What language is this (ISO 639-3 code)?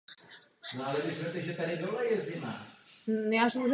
ces